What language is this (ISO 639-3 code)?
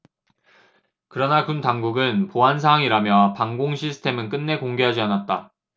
kor